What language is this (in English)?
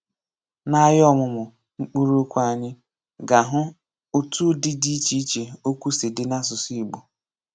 Igbo